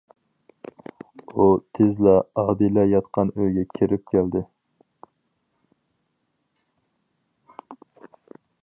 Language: Uyghur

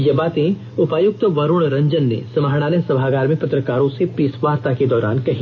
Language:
Hindi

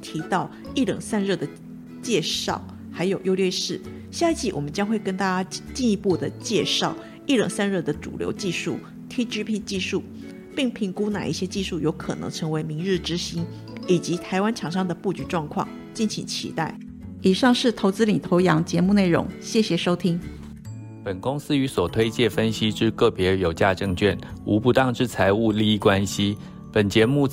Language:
Chinese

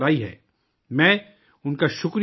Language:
Urdu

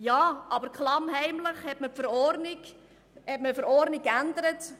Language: Swiss German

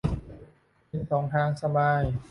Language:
Thai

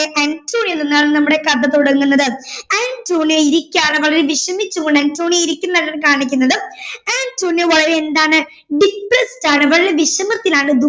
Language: Malayalam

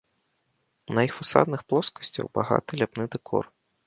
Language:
Belarusian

